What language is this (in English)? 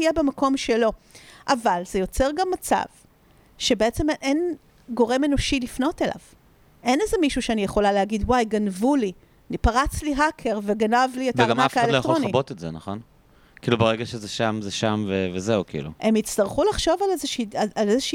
Hebrew